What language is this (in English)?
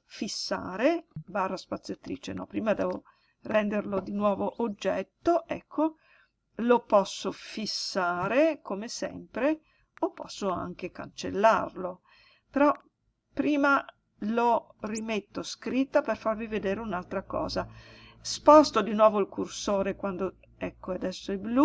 Italian